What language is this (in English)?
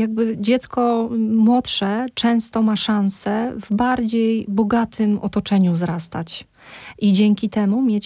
Polish